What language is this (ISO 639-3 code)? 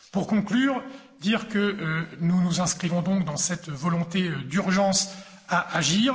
fra